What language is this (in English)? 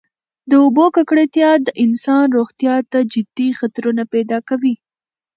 Pashto